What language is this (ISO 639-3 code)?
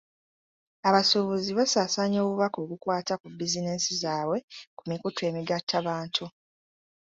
lug